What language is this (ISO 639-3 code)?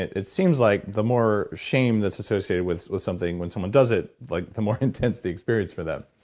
eng